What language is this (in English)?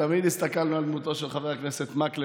Hebrew